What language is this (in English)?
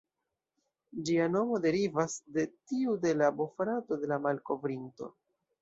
Esperanto